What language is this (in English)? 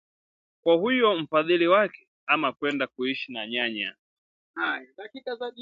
Swahili